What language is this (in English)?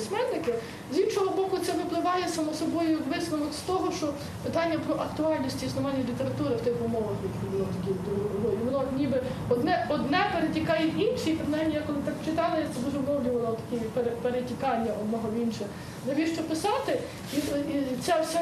Ukrainian